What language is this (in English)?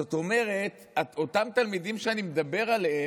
Hebrew